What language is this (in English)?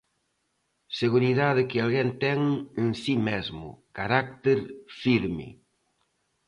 Galician